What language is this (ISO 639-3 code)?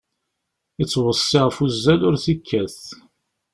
kab